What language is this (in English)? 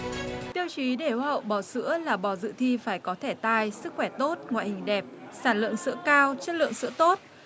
Vietnamese